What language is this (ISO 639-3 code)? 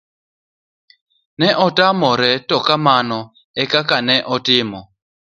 luo